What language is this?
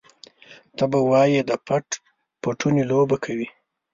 Pashto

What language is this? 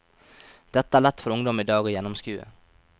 Norwegian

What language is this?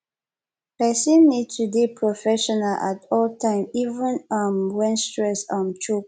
Nigerian Pidgin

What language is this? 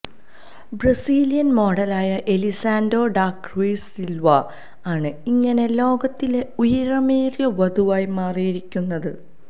Malayalam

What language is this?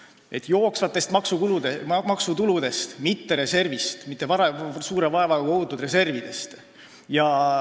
Estonian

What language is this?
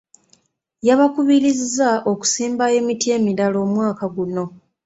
Ganda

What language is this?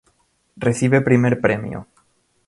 Spanish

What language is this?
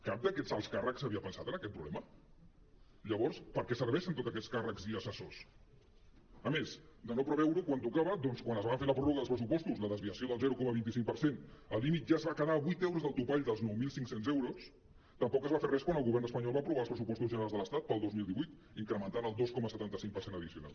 Catalan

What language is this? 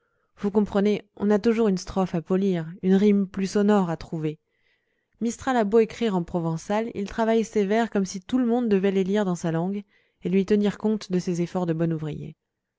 French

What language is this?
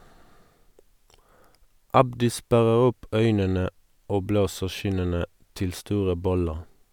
Norwegian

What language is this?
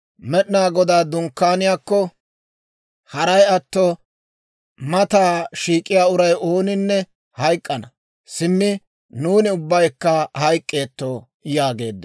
Dawro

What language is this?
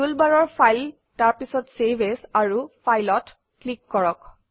Assamese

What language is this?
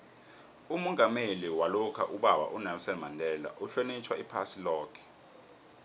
South Ndebele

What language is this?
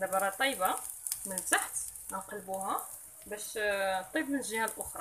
Arabic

